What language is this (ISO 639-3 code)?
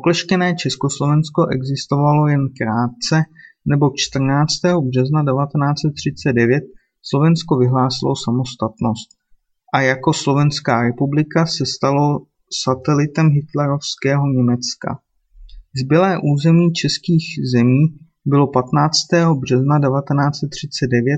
ces